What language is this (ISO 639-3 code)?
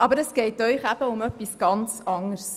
gsw